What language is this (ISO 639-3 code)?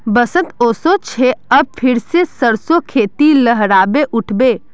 mag